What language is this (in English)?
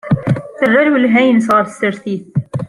Kabyle